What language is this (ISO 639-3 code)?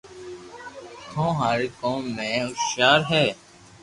lrk